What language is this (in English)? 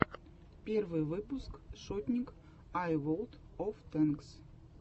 Russian